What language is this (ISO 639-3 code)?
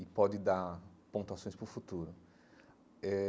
por